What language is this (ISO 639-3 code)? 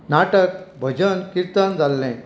kok